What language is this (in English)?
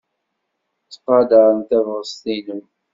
Kabyle